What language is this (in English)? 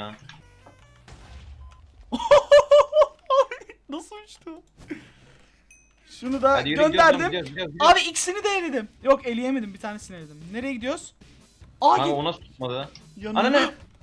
Turkish